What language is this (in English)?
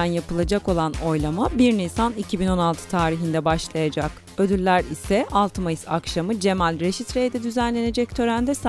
Turkish